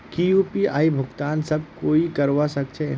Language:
Magahi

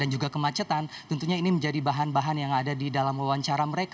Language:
Indonesian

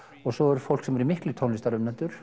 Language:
Icelandic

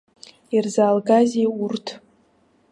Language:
Abkhazian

